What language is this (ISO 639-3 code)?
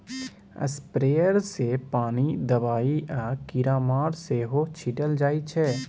mai